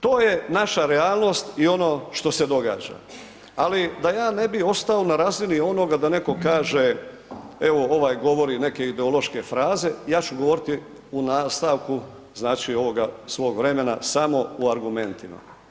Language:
Croatian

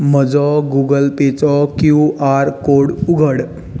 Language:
Konkani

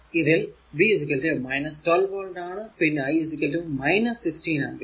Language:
Malayalam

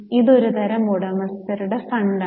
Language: Malayalam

